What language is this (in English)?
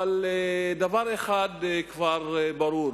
Hebrew